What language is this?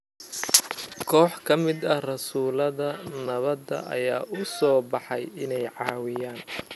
Somali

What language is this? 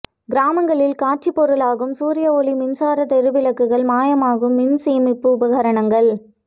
Tamil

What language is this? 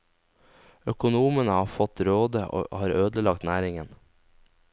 Norwegian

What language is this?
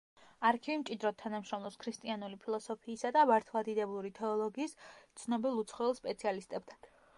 Georgian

